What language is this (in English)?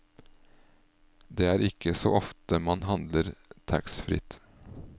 Norwegian